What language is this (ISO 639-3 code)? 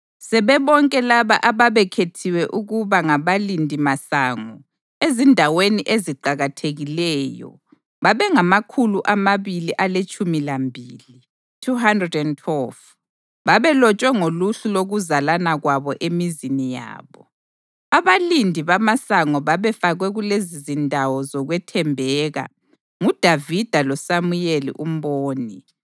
nde